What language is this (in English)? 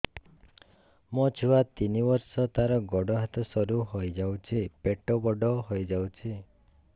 Odia